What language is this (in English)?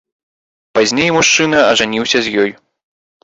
Belarusian